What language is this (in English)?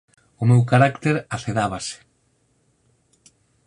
Galician